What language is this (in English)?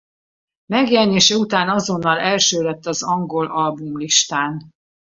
Hungarian